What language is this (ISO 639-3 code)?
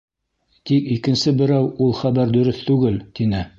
bak